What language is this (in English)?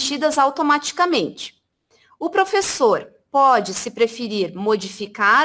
Portuguese